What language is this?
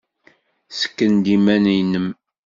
Kabyle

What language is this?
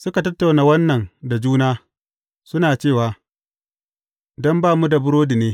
Hausa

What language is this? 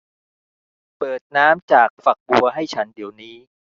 Thai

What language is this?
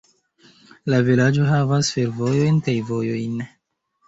Esperanto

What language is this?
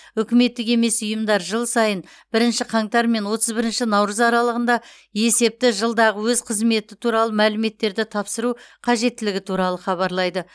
Kazakh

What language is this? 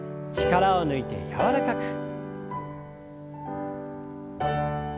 Japanese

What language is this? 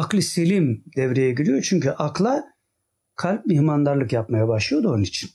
Turkish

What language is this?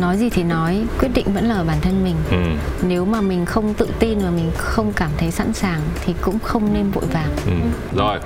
Vietnamese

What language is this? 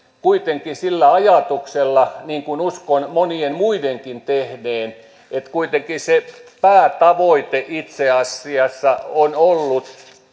Finnish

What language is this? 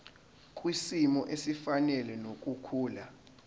Zulu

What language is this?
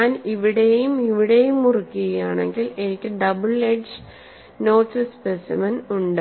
Malayalam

